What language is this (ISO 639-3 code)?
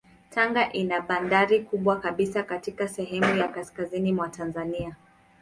swa